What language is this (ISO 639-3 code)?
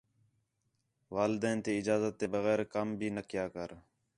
xhe